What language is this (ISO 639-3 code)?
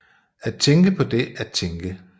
dan